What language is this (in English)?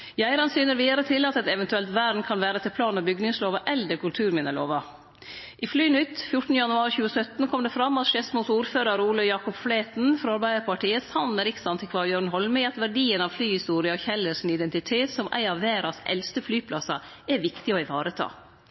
Norwegian Nynorsk